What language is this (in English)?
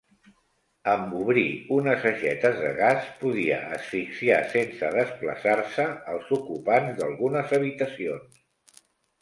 Catalan